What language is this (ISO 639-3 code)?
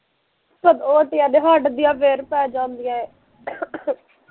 pan